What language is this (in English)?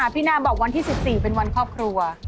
Thai